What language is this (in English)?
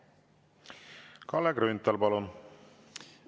Estonian